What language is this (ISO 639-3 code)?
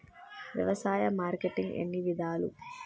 tel